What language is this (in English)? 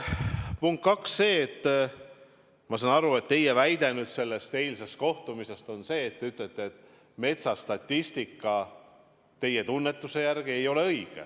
Estonian